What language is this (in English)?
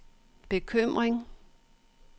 Danish